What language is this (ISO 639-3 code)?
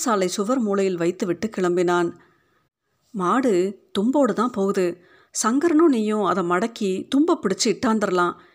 tam